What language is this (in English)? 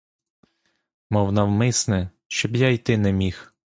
Ukrainian